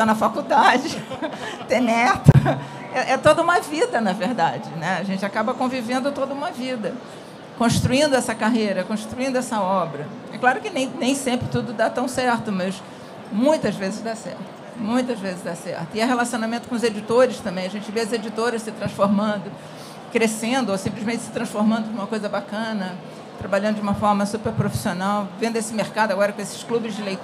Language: Portuguese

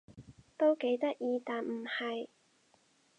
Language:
Cantonese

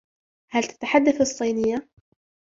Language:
Arabic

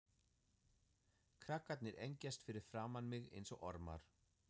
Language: Icelandic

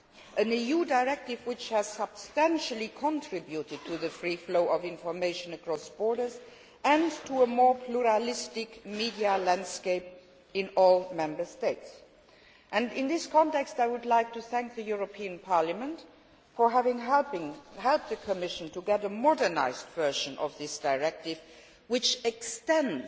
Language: English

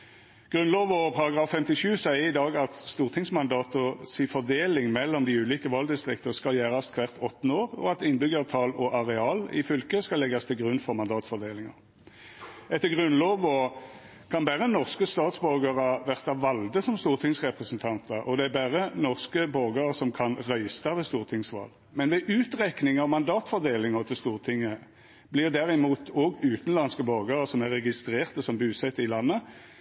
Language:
Norwegian Nynorsk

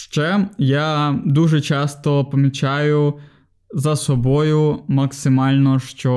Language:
Ukrainian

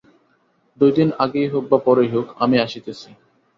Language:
Bangla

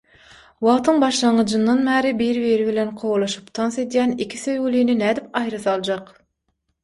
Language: Turkmen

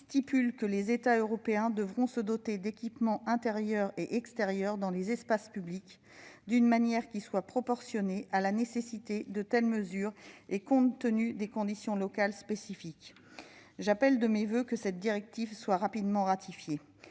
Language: French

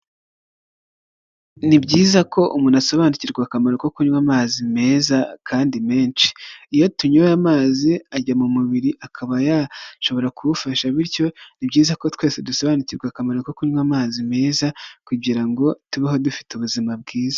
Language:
Kinyarwanda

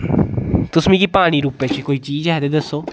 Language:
Dogri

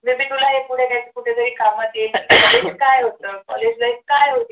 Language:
Marathi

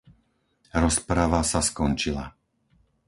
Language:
Slovak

